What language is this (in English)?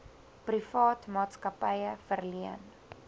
Afrikaans